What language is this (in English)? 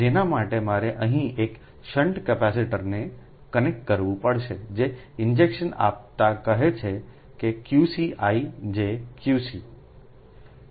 Gujarati